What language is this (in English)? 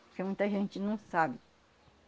Portuguese